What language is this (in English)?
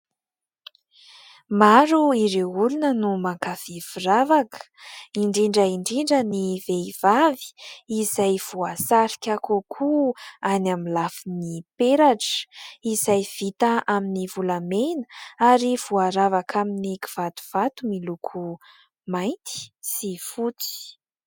Malagasy